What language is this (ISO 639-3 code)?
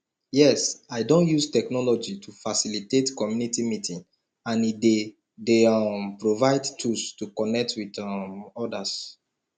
pcm